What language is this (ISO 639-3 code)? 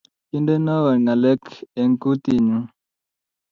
kln